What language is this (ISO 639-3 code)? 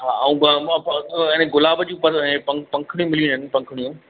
snd